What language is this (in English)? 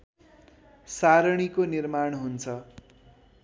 Nepali